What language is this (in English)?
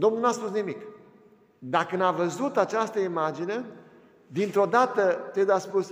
Romanian